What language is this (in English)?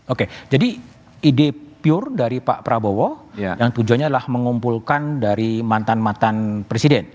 Indonesian